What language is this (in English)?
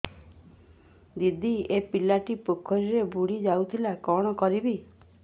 Odia